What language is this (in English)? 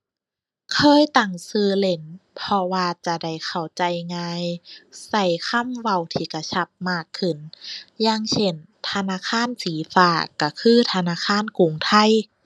Thai